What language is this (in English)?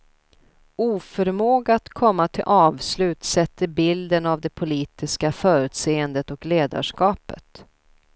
Swedish